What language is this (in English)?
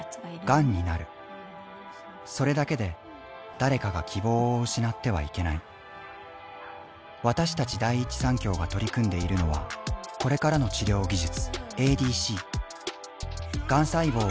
Japanese